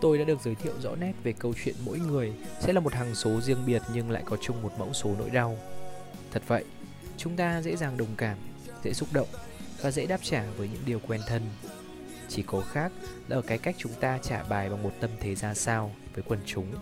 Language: Vietnamese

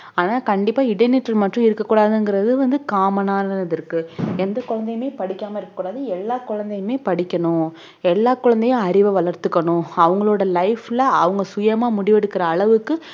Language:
Tamil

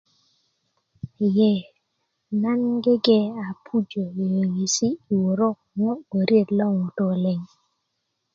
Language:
Kuku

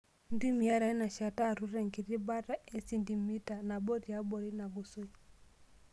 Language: Masai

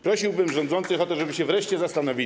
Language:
Polish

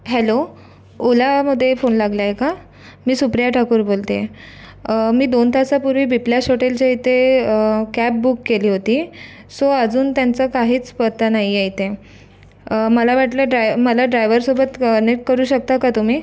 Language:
Marathi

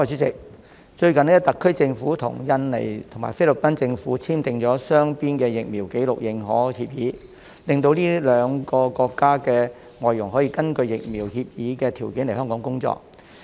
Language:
Cantonese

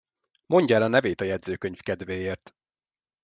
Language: Hungarian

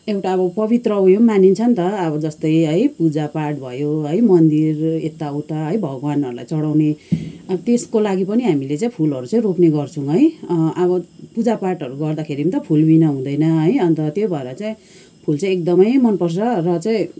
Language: Nepali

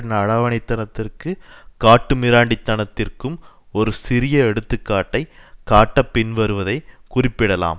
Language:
Tamil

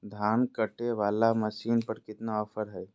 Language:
Magahi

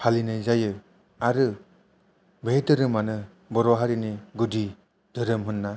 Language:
Bodo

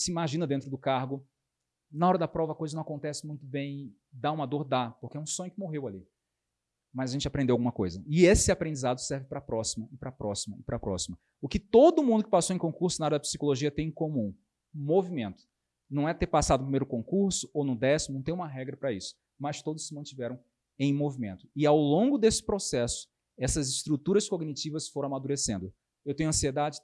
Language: Portuguese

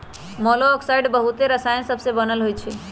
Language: Magahi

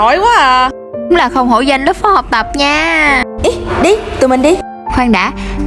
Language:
Vietnamese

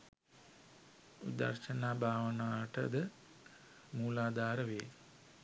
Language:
Sinhala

